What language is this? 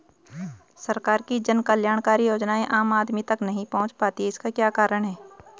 Hindi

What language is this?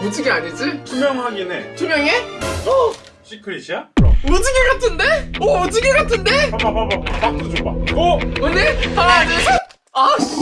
Korean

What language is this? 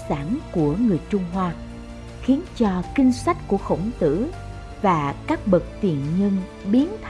Vietnamese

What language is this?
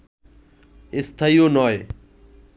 Bangla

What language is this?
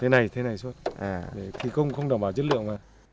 Vietnamese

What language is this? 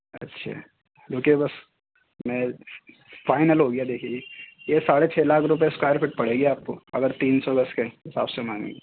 Urdu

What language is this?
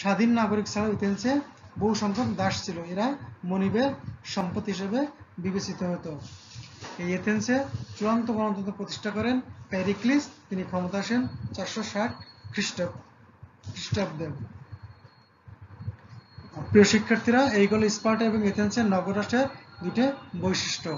Turkish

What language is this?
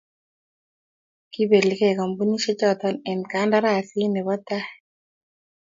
Kalenjin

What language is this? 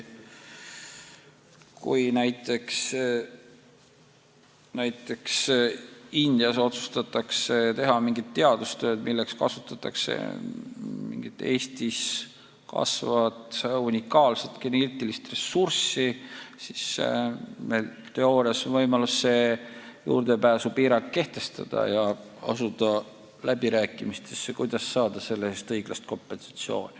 Estonian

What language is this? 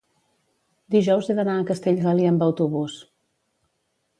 Catalan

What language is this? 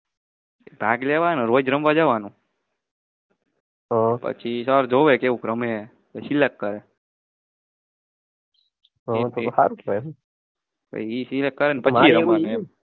Gujarati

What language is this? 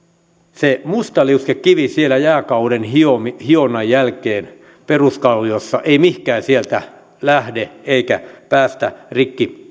Finnish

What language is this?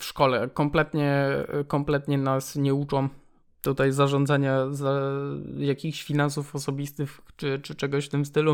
Polish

